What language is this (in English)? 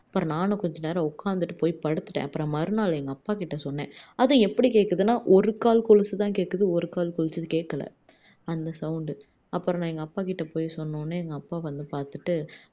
Tamil